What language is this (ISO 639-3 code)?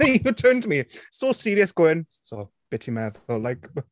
cym